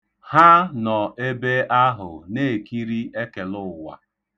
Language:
Igbo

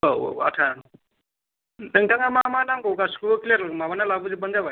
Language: Bodo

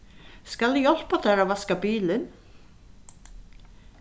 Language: Faroese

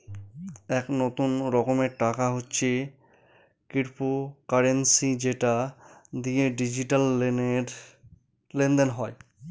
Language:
Bangla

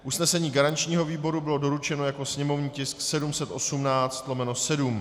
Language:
Czech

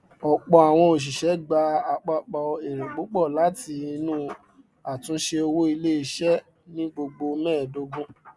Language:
Yoruba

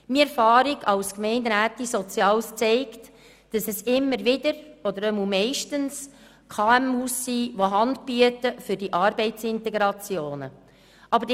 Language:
Swiss German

